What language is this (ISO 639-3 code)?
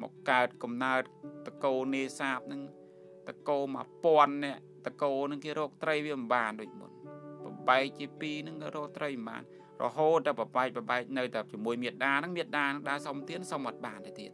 tha